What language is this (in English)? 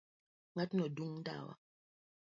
Luo (Kenya and Tanzania)